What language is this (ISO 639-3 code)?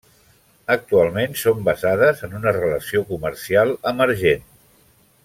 cat